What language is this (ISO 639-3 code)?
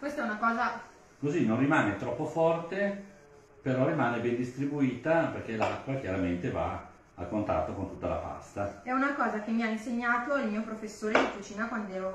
ita